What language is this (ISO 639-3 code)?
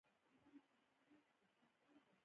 pus